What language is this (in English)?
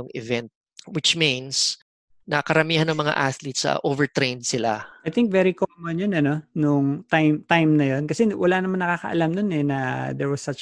Filipino